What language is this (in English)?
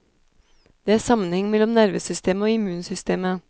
Norwegian